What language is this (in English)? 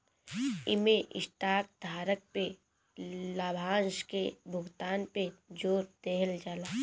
Bhojpuri